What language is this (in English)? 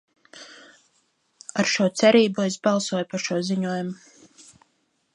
Latvian